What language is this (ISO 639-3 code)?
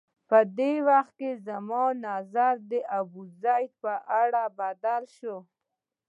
pus